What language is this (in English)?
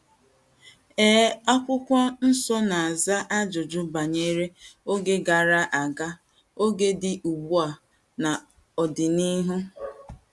Igbo